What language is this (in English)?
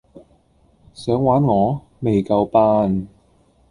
Cantonese